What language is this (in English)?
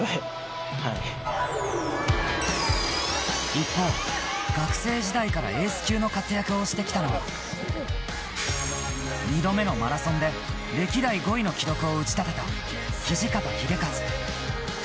Japanese